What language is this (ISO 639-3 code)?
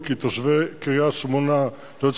heb